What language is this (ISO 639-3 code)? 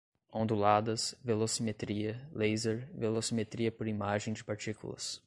por